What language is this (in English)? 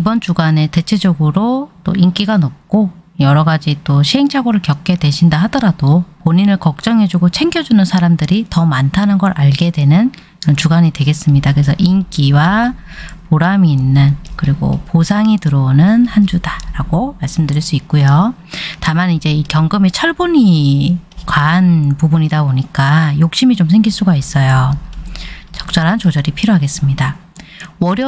Korean